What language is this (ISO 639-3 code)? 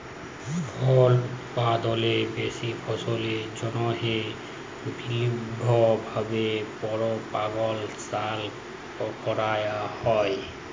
ben